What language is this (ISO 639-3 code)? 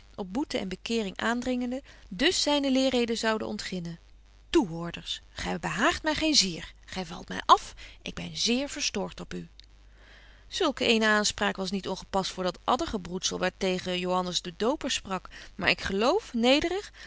nld